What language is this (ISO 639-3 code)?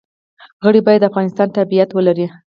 pus